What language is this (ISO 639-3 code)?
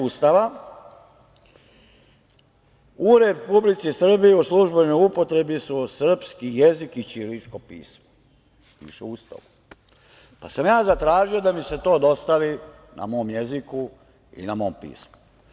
srp